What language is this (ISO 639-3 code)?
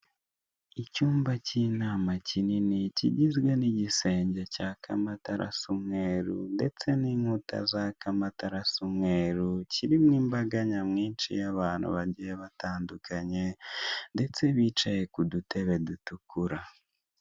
kin